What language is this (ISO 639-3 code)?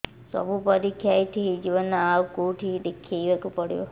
ori